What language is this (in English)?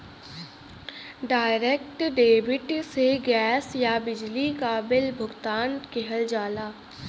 Bhojpuri